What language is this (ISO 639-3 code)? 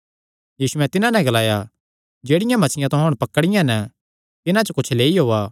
xnr